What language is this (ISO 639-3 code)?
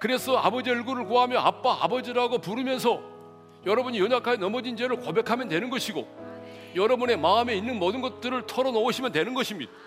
kor